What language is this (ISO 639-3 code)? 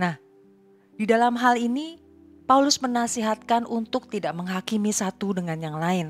ind